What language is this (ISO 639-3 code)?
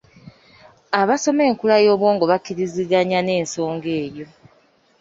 lug